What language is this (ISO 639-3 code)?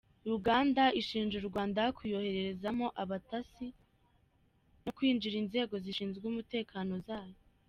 kin